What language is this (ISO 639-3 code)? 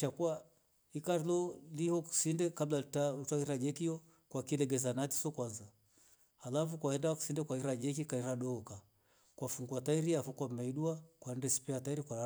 rof